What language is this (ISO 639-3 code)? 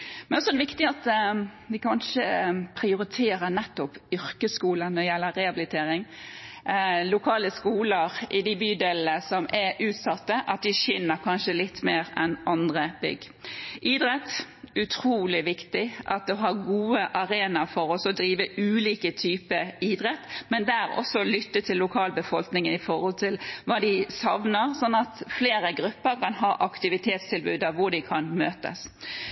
nob